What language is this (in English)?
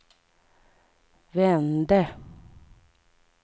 Swedish